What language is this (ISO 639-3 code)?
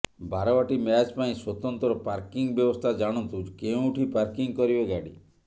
ori